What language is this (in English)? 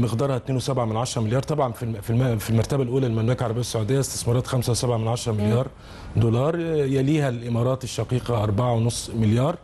Arabic